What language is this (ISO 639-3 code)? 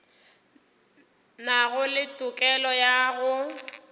nso